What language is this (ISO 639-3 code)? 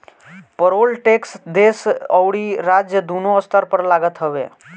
bho